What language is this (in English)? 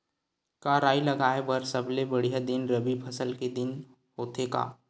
Chhattisgarhi